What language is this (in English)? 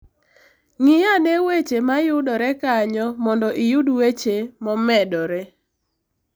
Luo (Kenya and Tanzania)